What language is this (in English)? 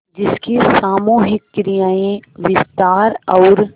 Hindi